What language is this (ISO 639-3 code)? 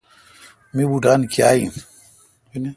xka